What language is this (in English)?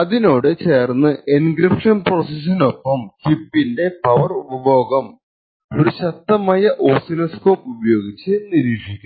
Malayalam